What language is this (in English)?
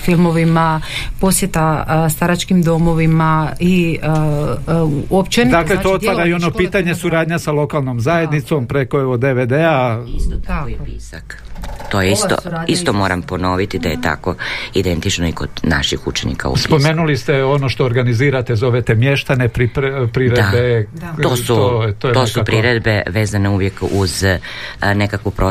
Croatian